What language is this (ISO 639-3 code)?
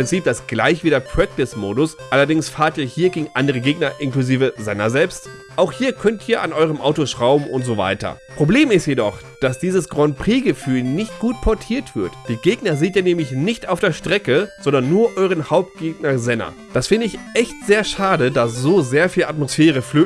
deu